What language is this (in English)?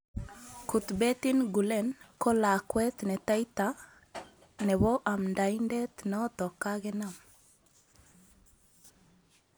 Kalenjin